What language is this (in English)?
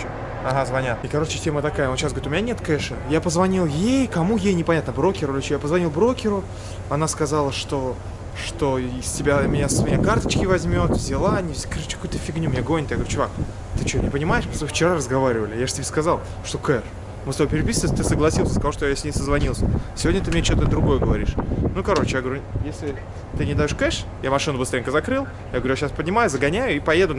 Russian